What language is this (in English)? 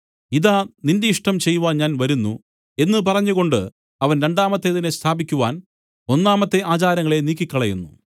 Malayalam